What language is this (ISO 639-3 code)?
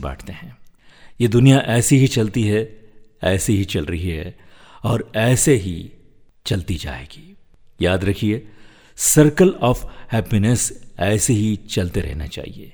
hin